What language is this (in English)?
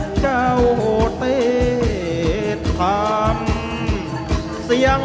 Thai